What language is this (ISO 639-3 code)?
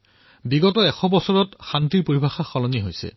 asm